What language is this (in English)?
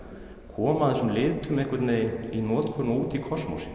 Icelandic